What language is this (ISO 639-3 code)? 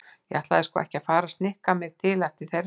isl